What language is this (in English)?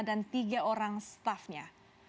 Indonesian